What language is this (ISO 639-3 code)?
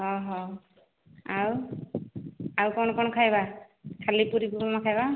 ori